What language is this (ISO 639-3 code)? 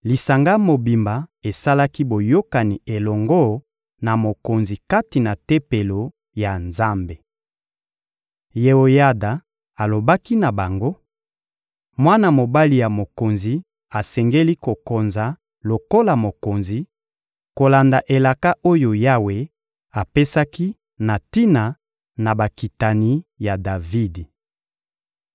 lin